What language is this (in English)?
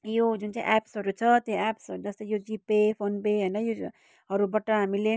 Nepali